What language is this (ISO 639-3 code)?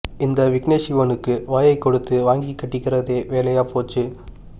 tam